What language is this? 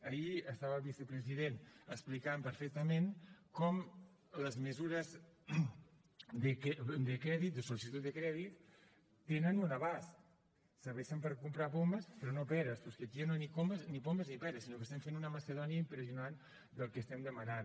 Catalan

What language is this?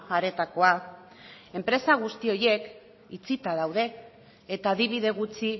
Basque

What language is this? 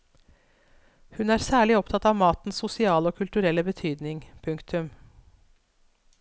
Norwegian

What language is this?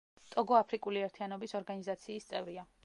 Georgian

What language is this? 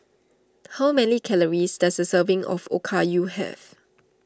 English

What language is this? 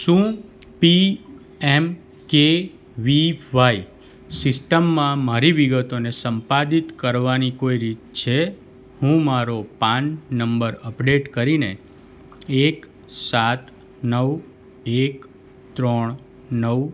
Gujarati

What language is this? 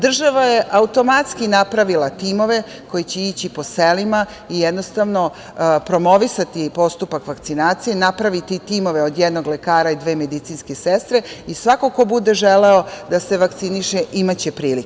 Serbian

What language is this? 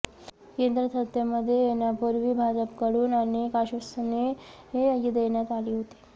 Marathi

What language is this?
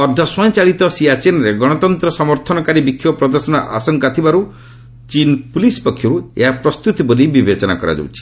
Odia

